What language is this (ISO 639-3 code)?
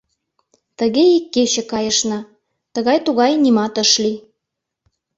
chm